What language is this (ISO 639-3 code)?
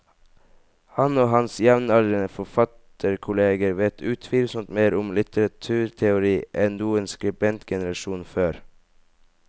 nor